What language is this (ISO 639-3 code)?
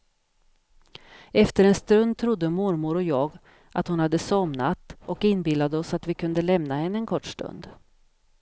swe